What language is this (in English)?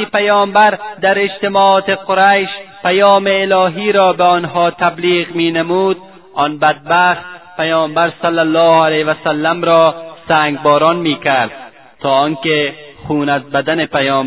Persian